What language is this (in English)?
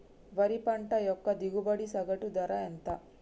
Telugu